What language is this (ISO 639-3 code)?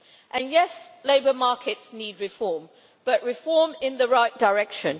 eng